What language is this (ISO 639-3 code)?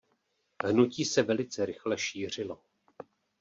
ces